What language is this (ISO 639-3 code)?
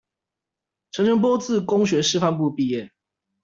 zho